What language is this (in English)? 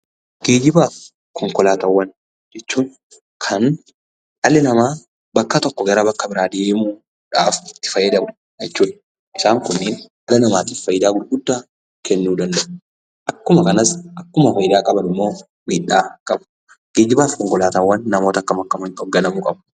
Oromo